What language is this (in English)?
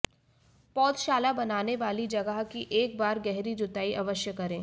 Hindi